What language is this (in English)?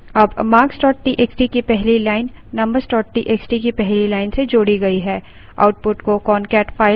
Hindi